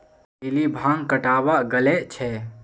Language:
Magahi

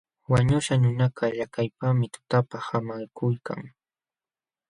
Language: Jauja Wanca Quechua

